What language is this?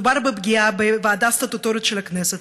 Hebrew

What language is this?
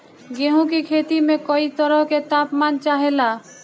Bhojpuri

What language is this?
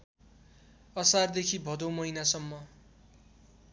Nepali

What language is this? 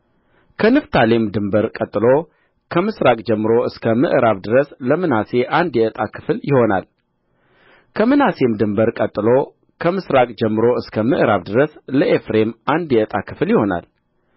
Amharic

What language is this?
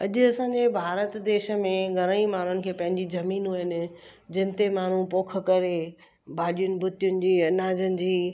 Sindhi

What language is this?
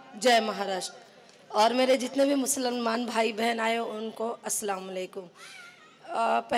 Marathi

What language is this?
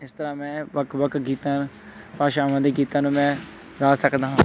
Punjabi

